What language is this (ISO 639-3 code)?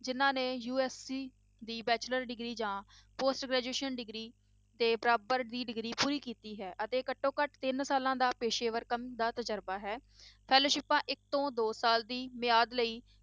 pan